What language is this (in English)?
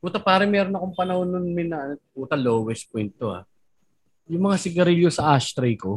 Filipino